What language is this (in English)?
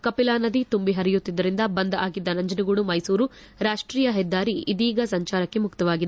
Kannada